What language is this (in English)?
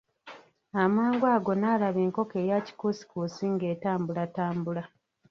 Ganda